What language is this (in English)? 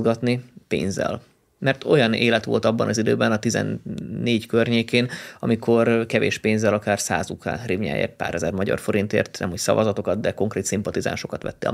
Hungarian